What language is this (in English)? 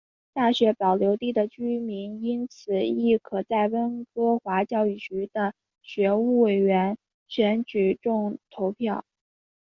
Chinese